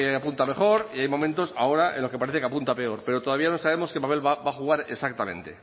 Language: Spanish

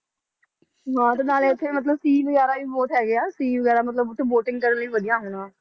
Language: Punjabi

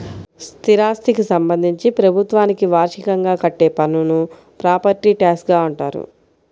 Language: Telugu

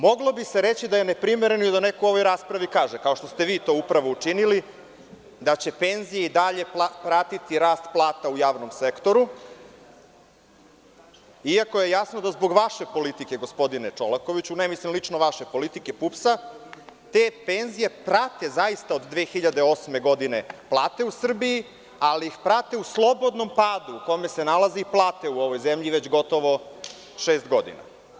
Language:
Serbian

